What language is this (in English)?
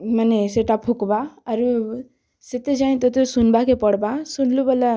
Odia